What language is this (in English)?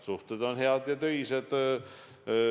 Estonian